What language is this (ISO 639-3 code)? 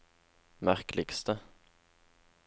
nor